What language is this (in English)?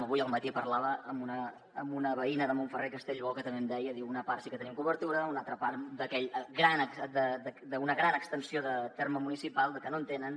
Catalan